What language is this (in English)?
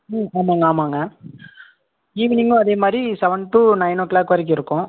Tamil